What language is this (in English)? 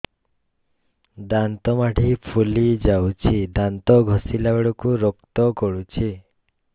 Odia